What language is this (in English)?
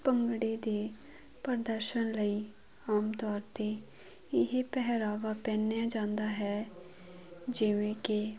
Punjabi